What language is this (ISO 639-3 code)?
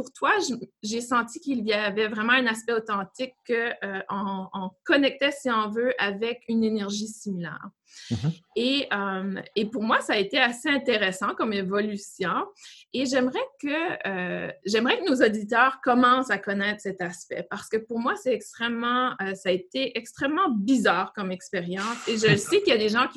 fra